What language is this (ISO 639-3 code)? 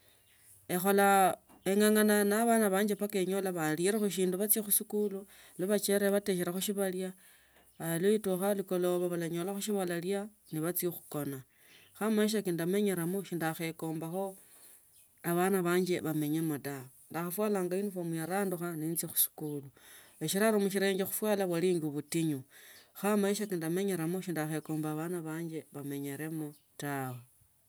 lto